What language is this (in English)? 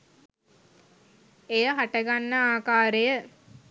Sinhala